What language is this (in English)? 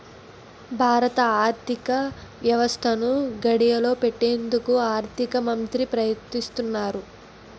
Telugu